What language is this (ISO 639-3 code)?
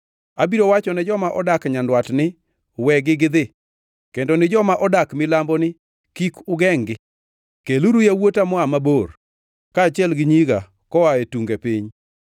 luo